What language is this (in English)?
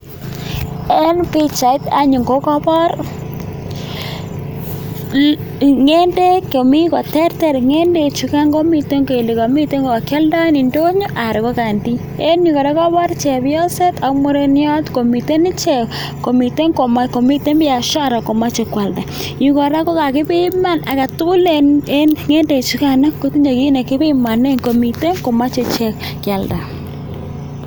Kalenjin